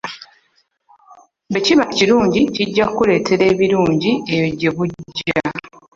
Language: Ganda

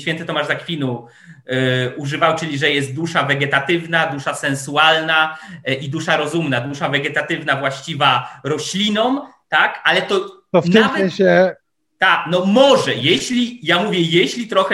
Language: Polish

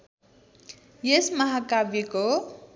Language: Nepali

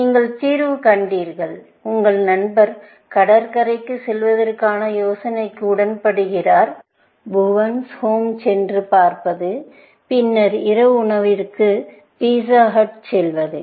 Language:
Tamil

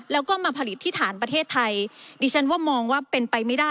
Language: Thai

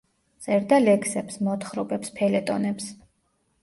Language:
Georgian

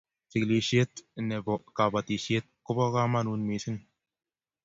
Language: Kalenjin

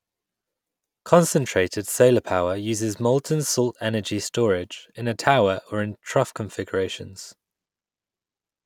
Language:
English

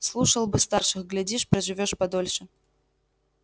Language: Russian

